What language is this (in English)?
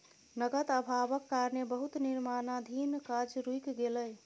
Maithili